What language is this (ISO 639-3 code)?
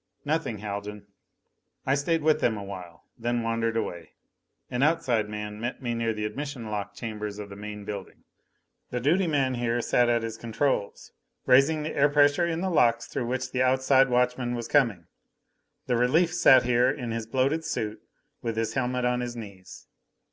eng